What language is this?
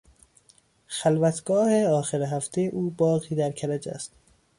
Persian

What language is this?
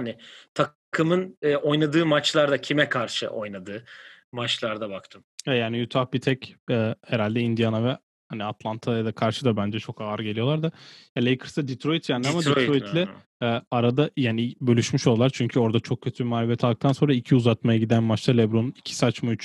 Turkish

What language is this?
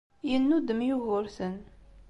Kabyle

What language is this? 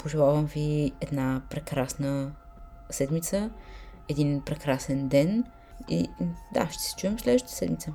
Bulgarian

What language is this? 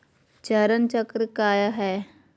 Magahi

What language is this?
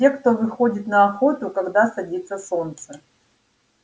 Russian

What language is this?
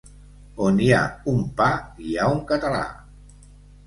Catalan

